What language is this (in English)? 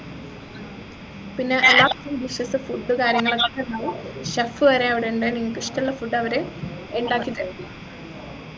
Malayalam